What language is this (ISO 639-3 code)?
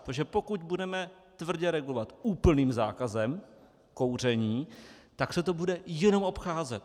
ces